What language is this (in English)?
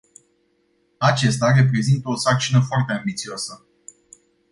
Romanian